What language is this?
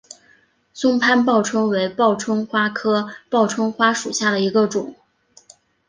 Chinese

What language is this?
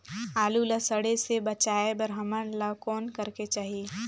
Chhattisgarhi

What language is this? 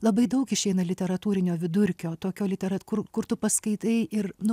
Lithuanian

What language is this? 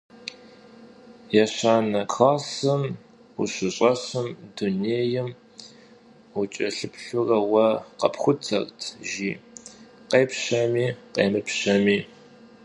Kabardian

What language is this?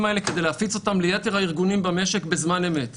Hebrew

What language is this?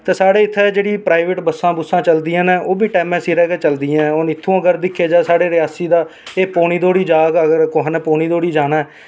Dogri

